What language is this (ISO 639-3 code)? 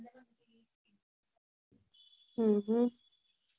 guj